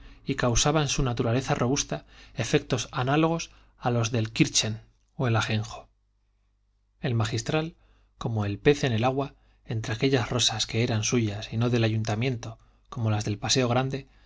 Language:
Spanish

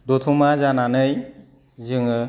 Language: Bodo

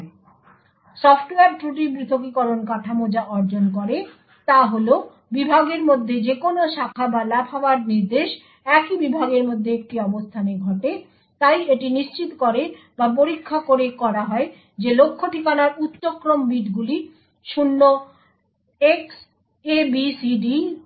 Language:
Bangla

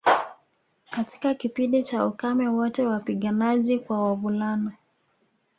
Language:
Swahili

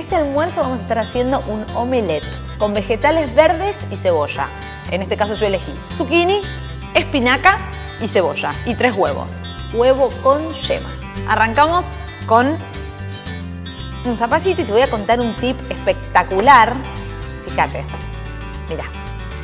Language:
Spanish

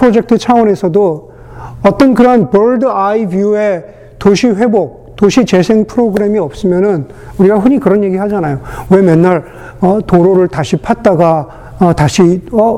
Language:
Korean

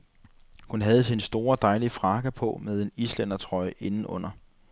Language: Danish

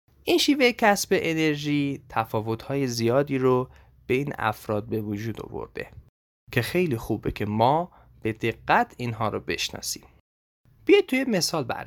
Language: Persian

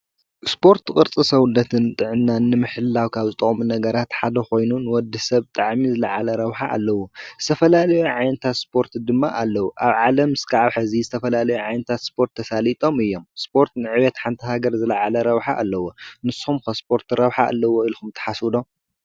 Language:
Tigrinya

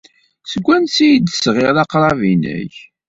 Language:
Kabyle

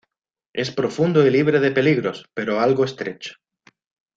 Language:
Spanish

